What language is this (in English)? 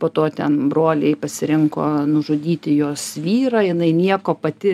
Lithuanian